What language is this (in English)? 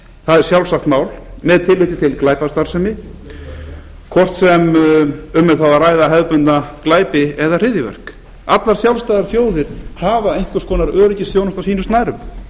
Icelandic